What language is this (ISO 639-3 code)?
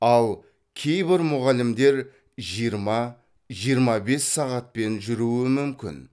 kaz